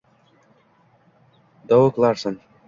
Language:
Uzbek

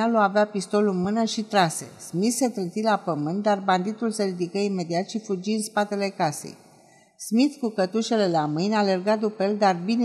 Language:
Romanian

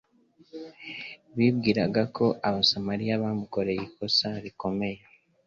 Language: Kinyarwanda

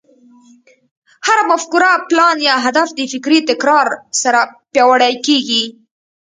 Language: Pashto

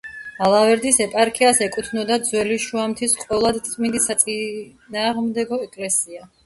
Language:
Georgian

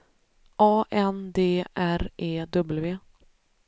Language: Swedish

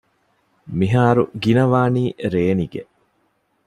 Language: Divehi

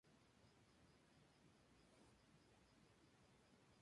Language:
Spanish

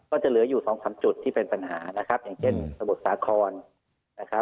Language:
Thai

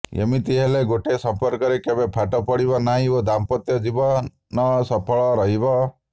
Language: Odia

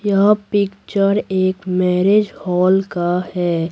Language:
Hindi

